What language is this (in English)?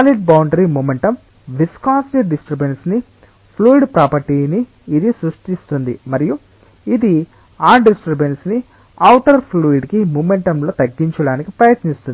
Telugu